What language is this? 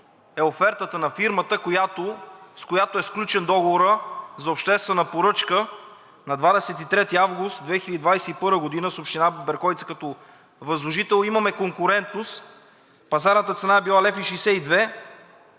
Bulgarian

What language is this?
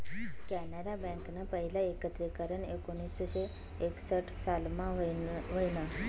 Marathi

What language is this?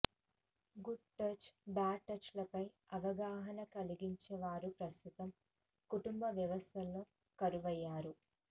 Telugu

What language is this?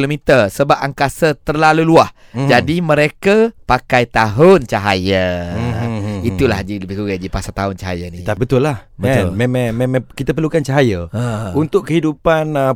Malay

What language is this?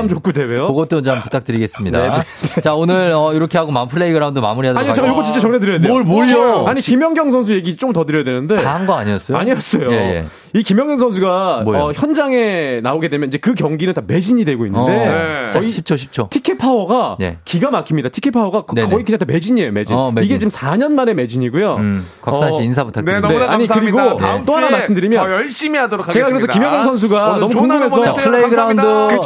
Korean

